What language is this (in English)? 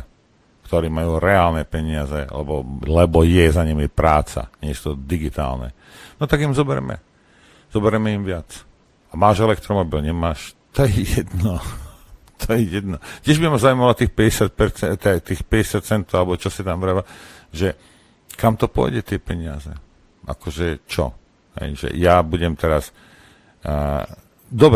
Slovak